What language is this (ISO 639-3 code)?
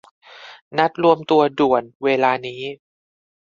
tha